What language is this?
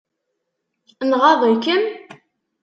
Kabyle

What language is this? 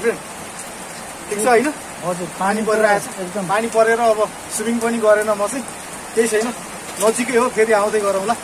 Hindi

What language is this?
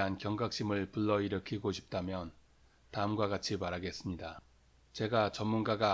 Korean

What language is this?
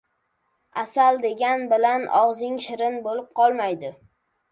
Uzbek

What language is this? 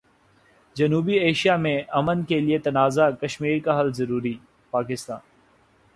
Urdu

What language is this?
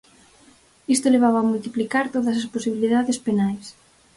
Galician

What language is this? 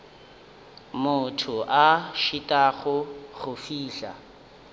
Northern Sotho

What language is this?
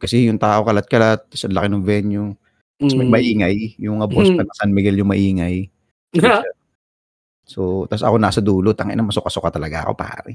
Filipino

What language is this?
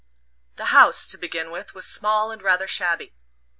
English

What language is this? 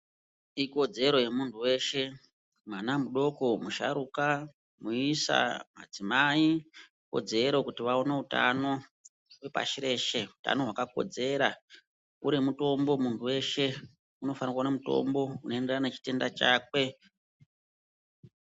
Ndau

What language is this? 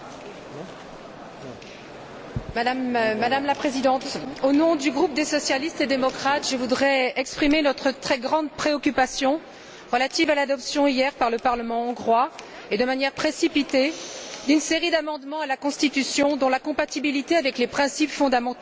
French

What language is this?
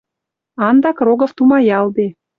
Western Mari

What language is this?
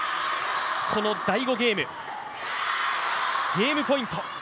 Japanese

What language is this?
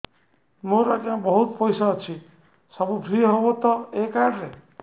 Odia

